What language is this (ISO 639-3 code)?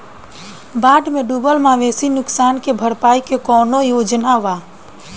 bho